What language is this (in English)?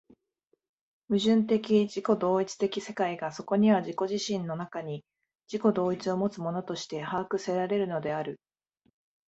Japanese